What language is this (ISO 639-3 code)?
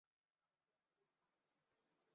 zho